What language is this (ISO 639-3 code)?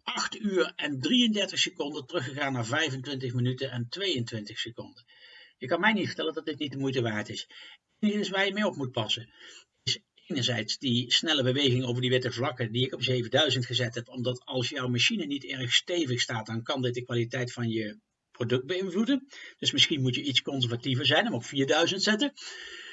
nld